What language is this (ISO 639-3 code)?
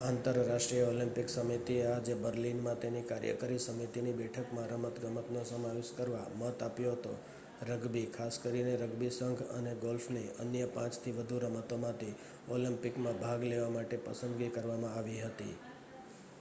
guj